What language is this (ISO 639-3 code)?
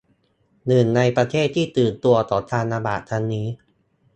tha